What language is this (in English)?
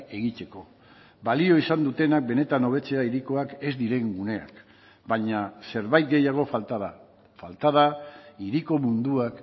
Basque